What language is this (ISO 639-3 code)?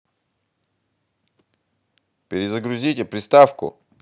rus